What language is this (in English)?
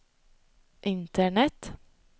Swedish